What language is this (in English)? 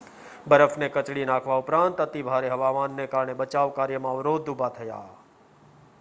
Gujarati